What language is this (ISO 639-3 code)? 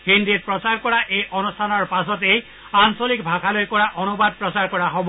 asm